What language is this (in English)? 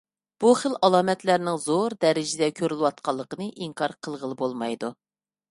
Uyghur